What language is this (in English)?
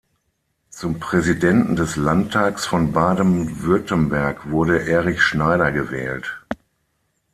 German